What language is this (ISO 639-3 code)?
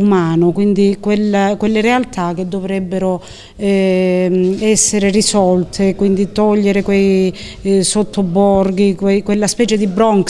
ita